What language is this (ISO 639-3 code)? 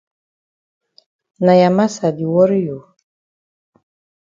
wes